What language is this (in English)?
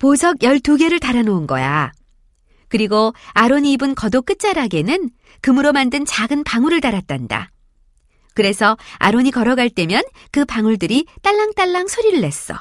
Korean